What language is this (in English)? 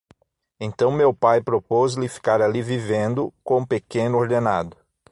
Portuguese